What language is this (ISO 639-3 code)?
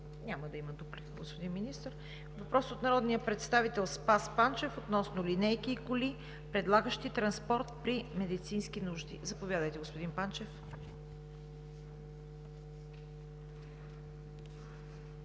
bul